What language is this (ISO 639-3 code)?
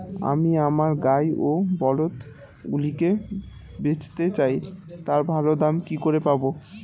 ben